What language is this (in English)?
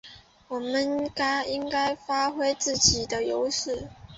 Chinese